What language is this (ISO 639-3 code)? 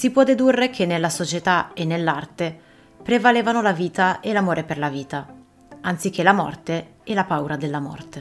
ita